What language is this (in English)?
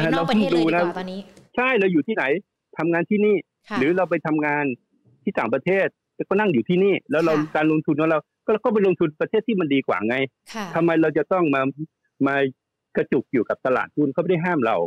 Thai